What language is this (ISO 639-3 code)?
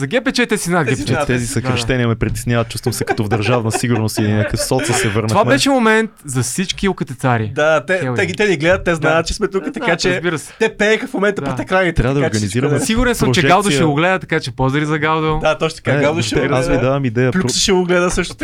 bul